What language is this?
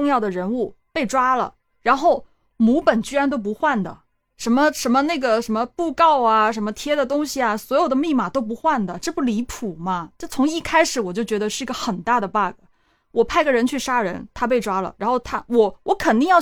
Chinese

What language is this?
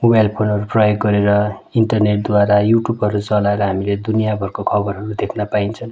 Nepali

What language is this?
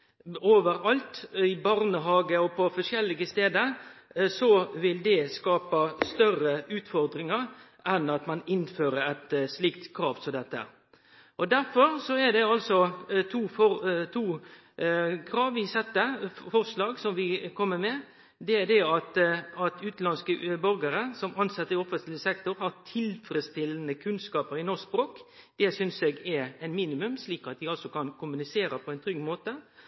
Norwegian Nynorsk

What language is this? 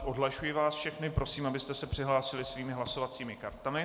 Czech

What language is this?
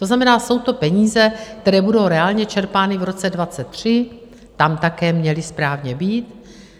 Czech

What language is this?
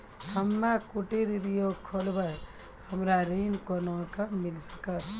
Maithili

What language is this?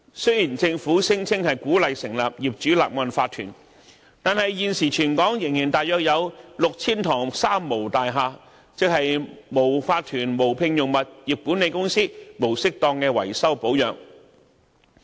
Cantonese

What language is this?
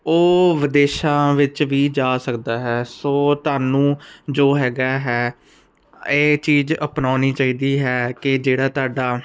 Punjabi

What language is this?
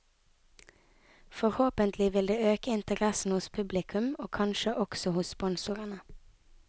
Norwegian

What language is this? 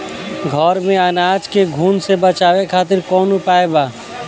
Bhojpuri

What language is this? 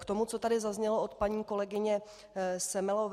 Czech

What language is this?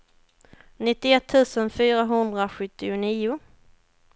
Swedish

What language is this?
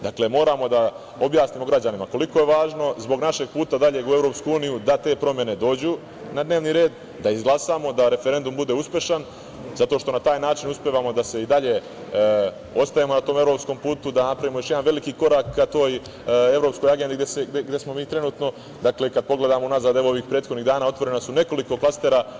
Serbian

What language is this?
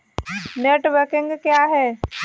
Hindi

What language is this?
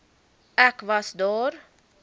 Afrikaans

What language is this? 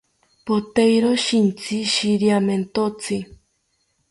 South Ucayali Ashéninka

